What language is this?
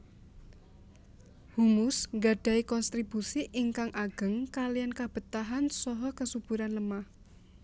Javanese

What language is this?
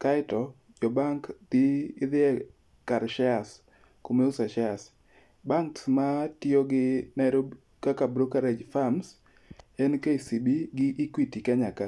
Luo (Kenya and Tanzania)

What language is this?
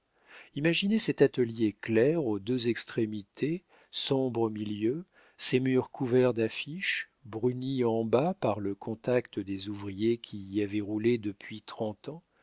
French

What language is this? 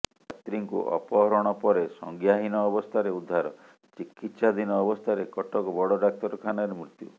Odia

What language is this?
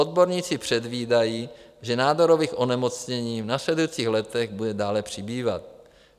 Czech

